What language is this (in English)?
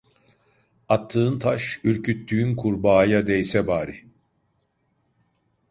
Turkish